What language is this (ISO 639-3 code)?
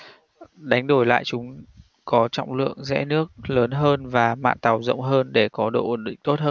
vie